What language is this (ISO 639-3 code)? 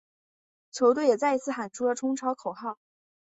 zho